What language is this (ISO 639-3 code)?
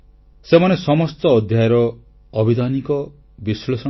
ori